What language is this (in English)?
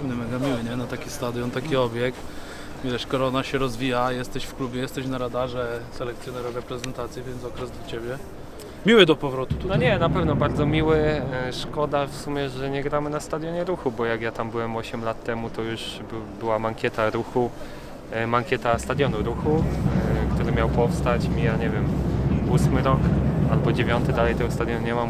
Polish